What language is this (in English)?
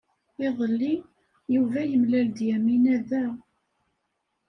Kabyle